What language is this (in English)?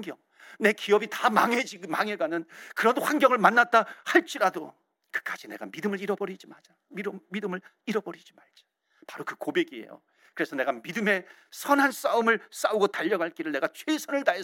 Korean